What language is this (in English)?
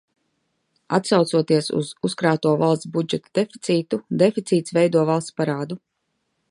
Latvian